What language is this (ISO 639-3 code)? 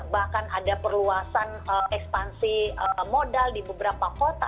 ind